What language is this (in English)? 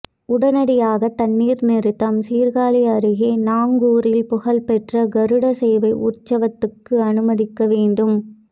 Tamil